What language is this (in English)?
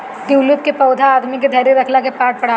Bhojpuri